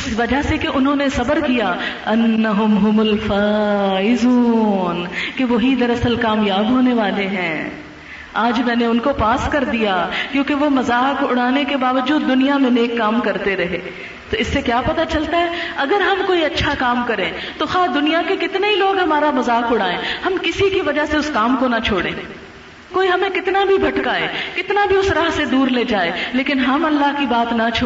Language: Urdu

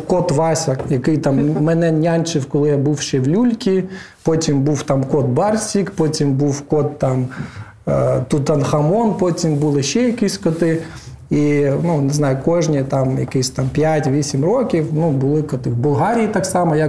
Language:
Ukrainian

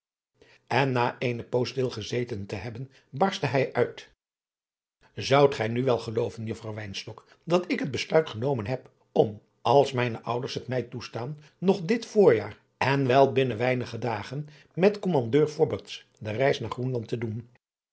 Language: Dutch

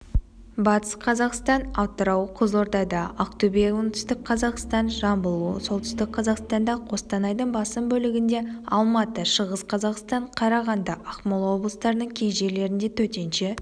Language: Kazakh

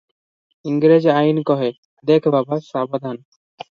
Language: Odia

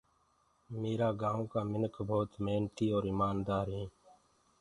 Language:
Gurgula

